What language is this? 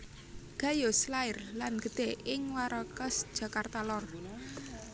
Javanese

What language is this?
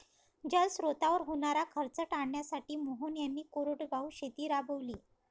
Marathi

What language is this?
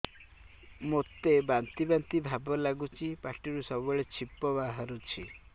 Odia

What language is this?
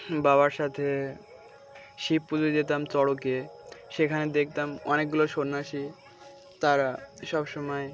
Bangla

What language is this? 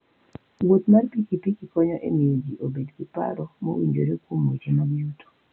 Luo (Kenya and Tanzania)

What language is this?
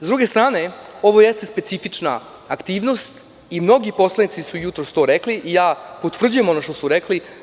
Serbian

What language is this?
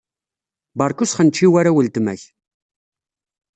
Kabyle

